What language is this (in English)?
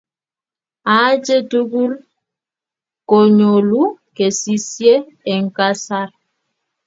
Kalenjin